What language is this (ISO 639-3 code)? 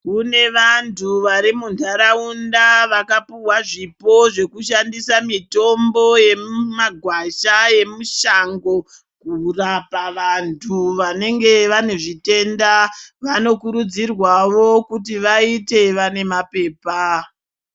ndc